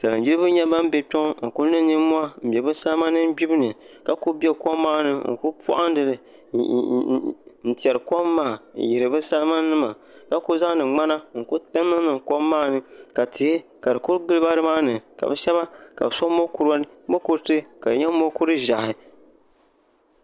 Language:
Dagbani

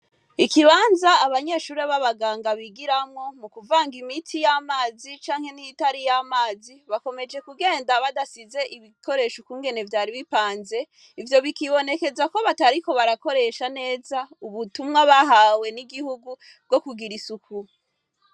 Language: Rundi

